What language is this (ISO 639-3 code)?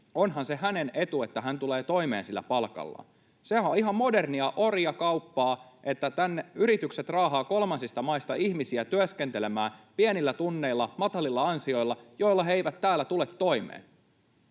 fin